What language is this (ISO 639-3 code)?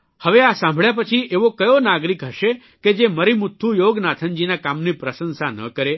guj